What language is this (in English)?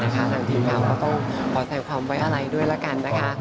Thai